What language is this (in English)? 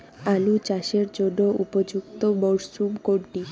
Bangla